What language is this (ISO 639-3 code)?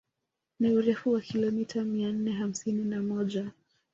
swa